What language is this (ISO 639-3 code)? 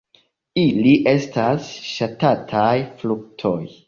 epo